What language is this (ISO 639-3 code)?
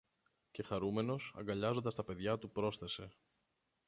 ell